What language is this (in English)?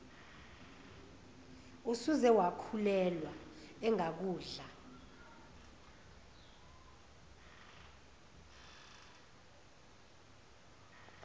Zulu